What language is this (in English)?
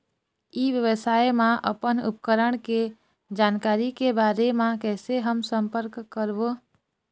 Chhattisgarhi